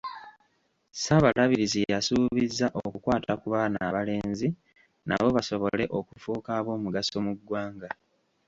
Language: Ganda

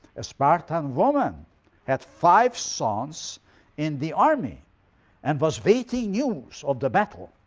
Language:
English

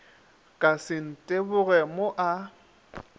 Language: Northern Sotho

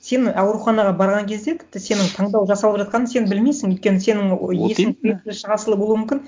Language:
Kazakh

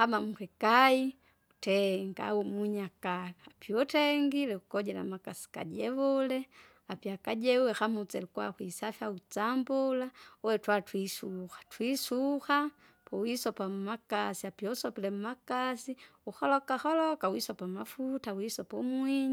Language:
Kinga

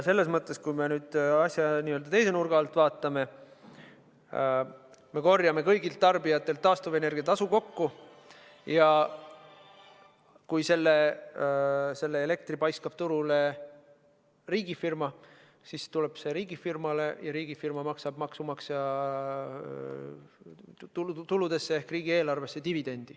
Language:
Estonian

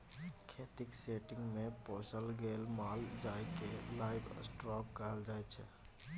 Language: Maithili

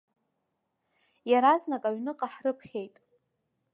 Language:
Abkhazian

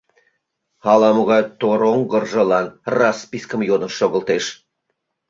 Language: Mari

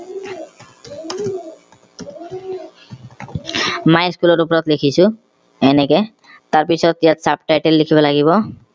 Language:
Assamese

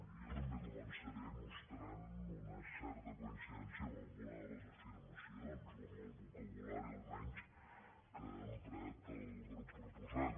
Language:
Catalan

